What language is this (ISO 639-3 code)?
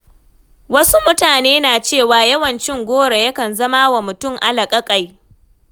hau